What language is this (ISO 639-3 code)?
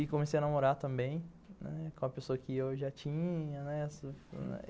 por